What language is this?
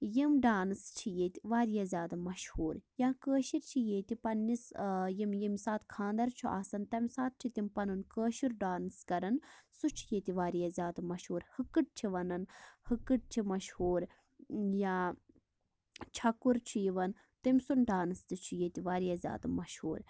Kashmiri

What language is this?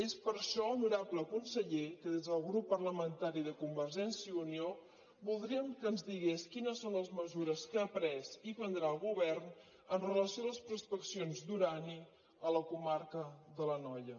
Catalan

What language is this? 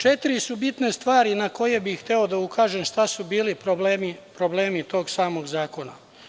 Serbian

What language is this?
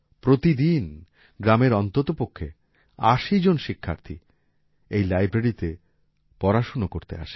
Bangla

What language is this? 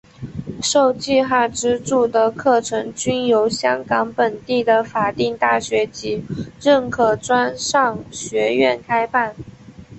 Chinese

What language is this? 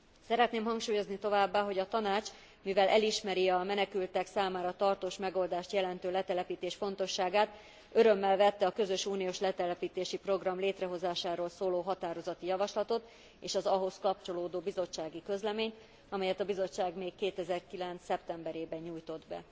Hungarian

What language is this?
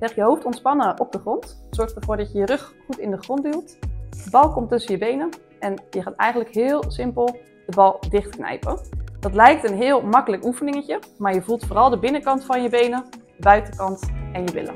Dutch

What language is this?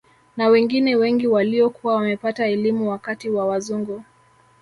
Swahili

